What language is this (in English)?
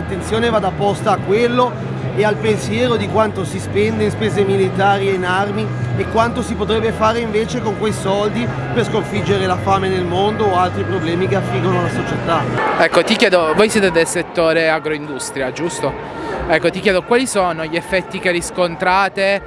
Italian